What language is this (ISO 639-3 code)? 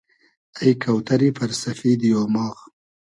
haz